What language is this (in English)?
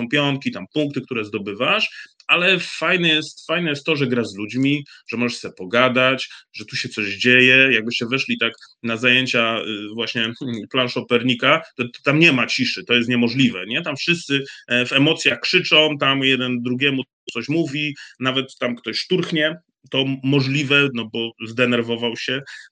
Polish